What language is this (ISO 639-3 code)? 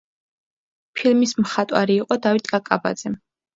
kat